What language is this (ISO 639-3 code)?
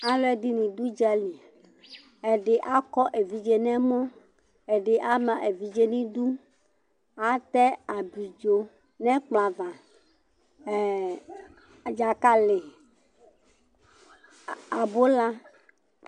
kpo